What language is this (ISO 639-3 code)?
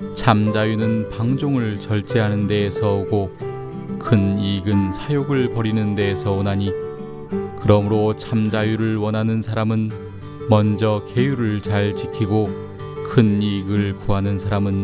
kor